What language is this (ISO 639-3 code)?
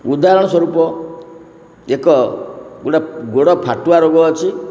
ori